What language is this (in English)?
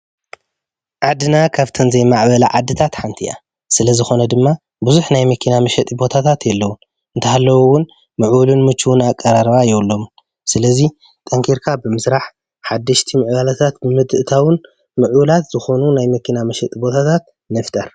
Tigrinya